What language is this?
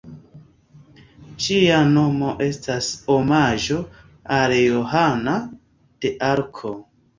Esperanto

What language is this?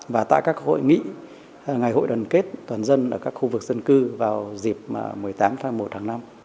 Vietnamese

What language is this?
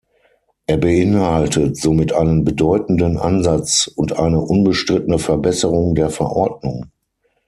German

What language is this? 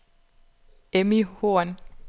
Danish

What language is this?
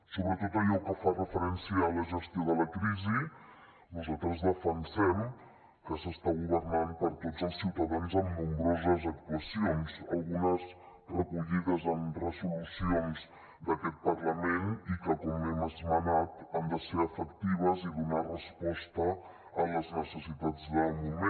Catalan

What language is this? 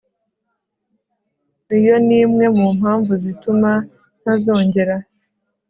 Kinyarwanda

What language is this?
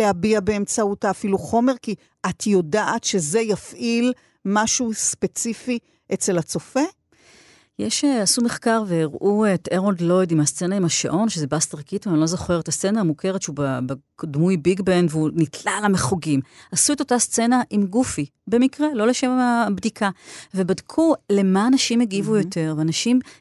Hebrew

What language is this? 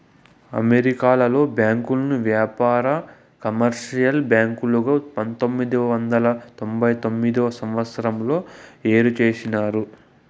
Telugu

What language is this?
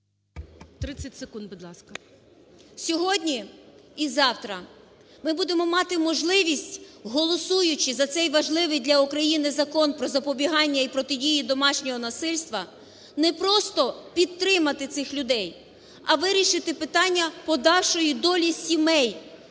Ukrainian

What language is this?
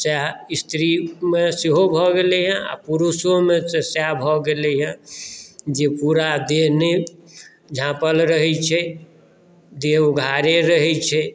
Maithili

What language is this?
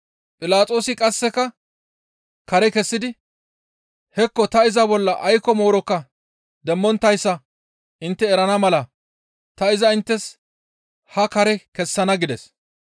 Gamo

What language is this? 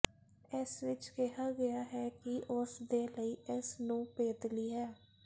Punjabi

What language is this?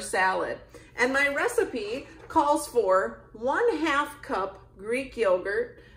English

